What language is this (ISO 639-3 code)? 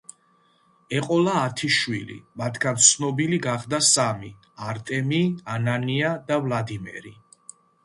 kat